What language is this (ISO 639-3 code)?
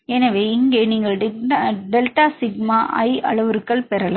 tam